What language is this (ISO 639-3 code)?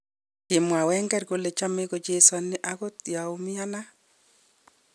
kln